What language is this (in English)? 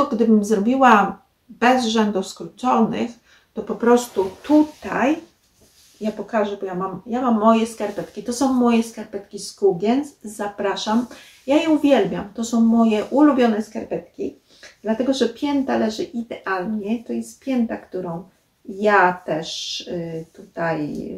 Polish